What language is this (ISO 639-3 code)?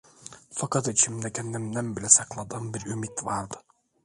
tur